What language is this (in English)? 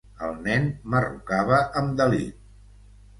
Catalan